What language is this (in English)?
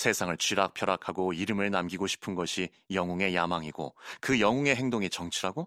Korean